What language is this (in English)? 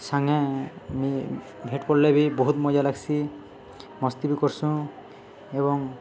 Odia